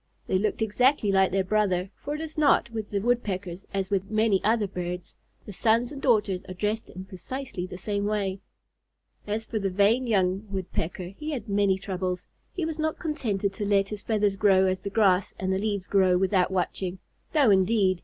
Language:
English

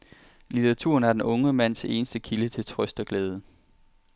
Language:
Danish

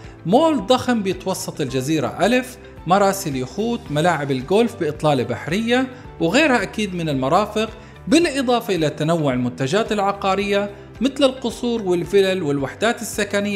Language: Arabic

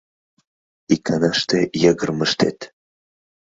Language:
Mari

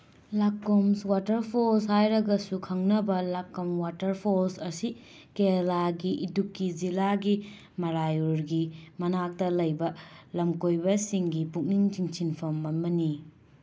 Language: Manipuri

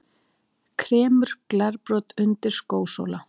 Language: Icelandic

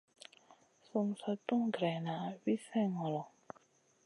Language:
Masana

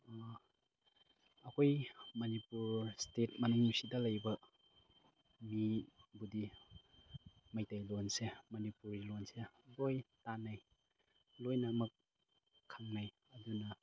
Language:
Manipuri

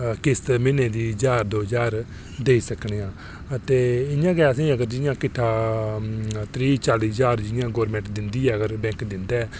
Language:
Dogri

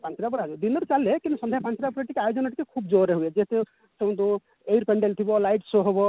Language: Odia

